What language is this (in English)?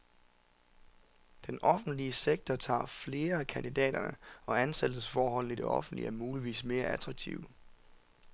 Danish